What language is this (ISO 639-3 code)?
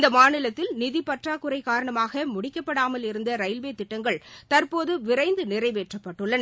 tam